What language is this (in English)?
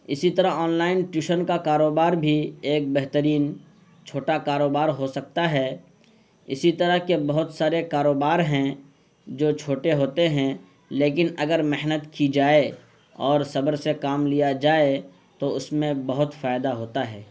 Urdu